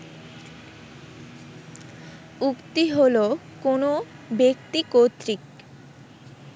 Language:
Bangla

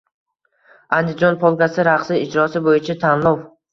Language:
Uzbek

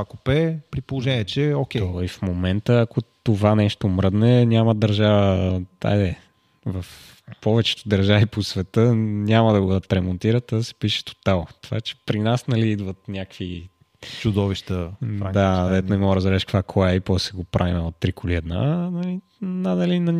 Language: Bulgarian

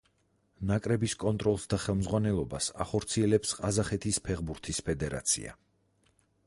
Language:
Georgian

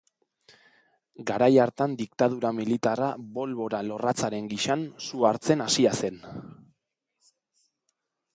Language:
Basque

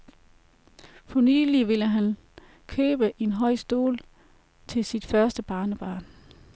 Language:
Danish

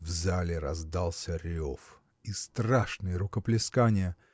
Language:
Russian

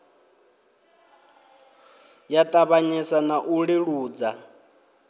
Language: Venda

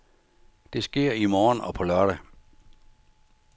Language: Danish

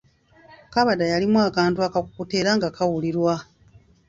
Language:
Ganda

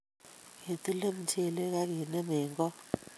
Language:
Kalenjin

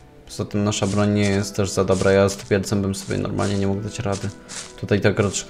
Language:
Polish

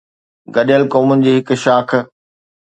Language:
Sindhi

